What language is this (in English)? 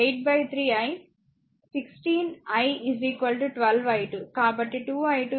Telugu